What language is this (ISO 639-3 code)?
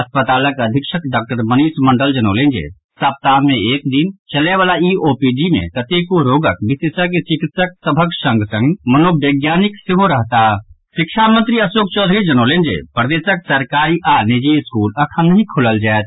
mai